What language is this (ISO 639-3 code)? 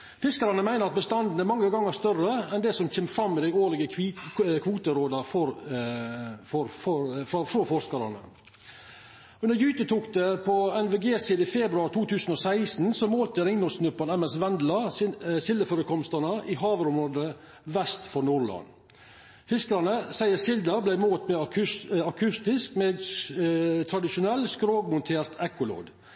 nno